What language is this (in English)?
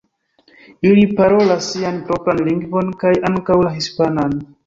Esperanto